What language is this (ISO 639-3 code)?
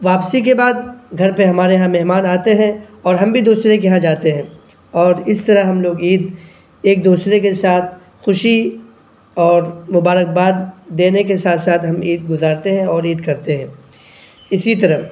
urd